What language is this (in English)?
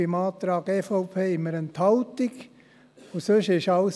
Swiss German